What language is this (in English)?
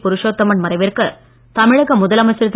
Tamil